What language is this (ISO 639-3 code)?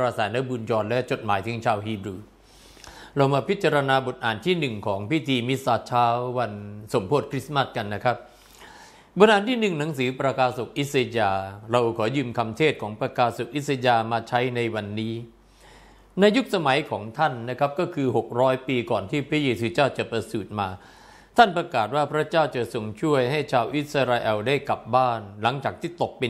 tha